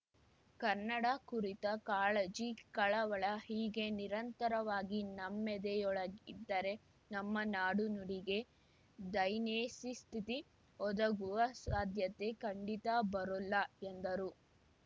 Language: Kannada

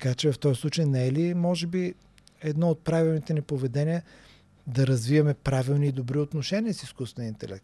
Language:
Bulgarian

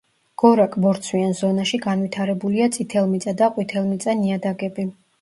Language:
Georgian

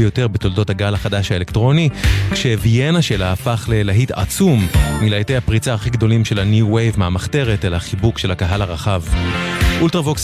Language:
Hebrew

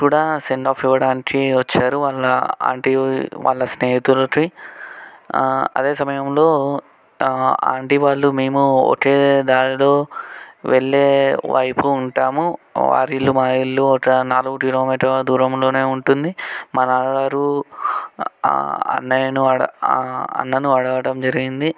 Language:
Telugu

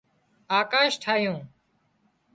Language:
Wadiyara Koli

